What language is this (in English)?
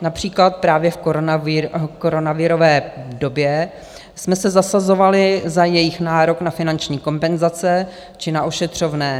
Czech